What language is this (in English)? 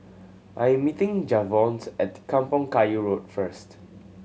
English